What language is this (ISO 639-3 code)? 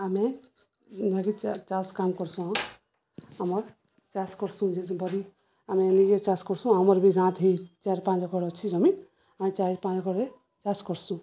ori